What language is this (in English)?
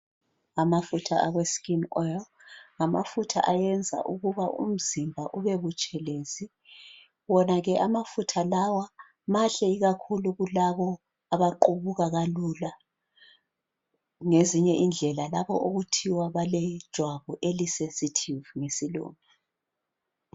North Ndebele